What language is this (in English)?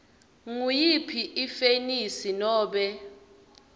Swati